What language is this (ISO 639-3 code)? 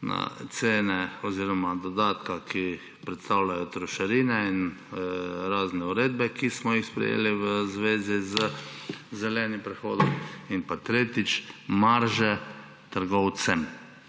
slv